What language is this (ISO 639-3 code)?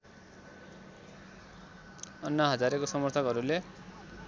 nep